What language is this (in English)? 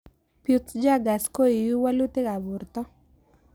Kalenjin